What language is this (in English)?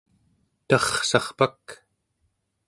Central Yupik